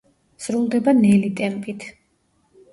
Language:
Georgian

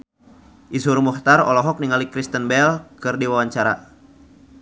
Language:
Sundanese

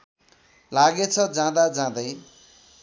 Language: Nepali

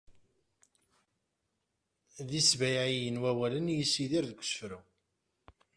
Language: Kabyle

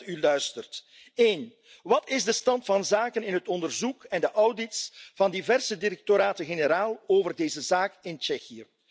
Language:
Dutch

